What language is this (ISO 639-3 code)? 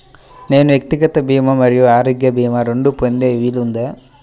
tel